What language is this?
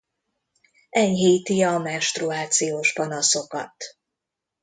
Hungarian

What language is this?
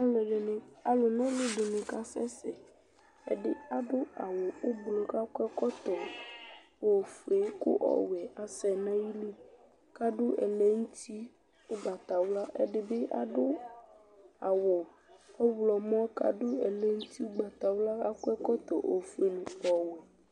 Ikposo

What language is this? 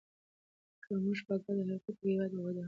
Pashto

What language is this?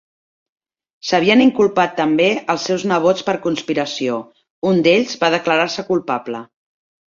Catalan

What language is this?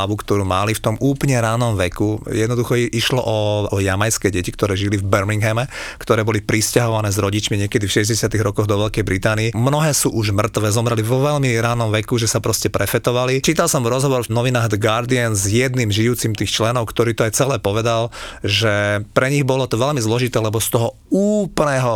Slovak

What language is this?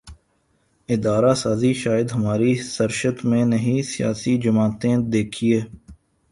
Urdu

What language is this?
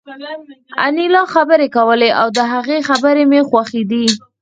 Pashto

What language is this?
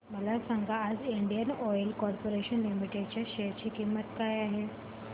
Marathi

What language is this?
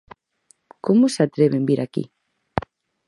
Galician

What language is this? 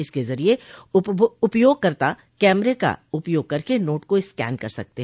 Hindi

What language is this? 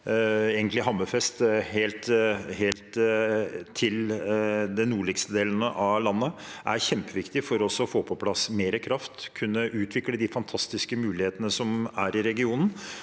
Norwegian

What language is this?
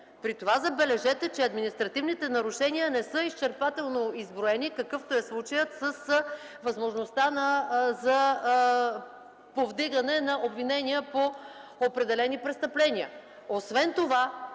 Bulgarian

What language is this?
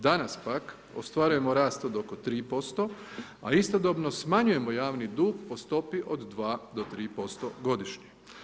Croatian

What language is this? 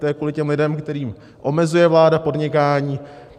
Czech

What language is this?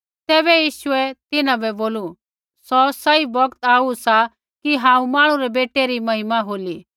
Kullu Pahari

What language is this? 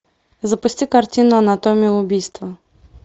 Russian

